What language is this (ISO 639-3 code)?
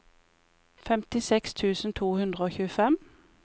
nor